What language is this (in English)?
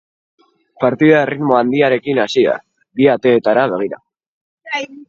Basque